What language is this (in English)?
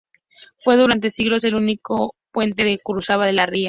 Spanish